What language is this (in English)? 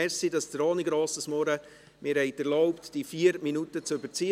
Swiss German